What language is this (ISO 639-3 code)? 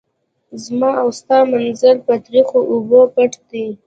pus